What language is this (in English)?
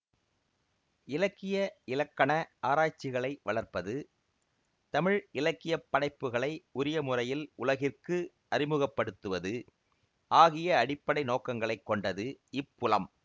Tamil